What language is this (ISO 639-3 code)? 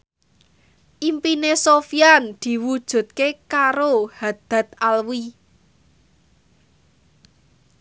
jav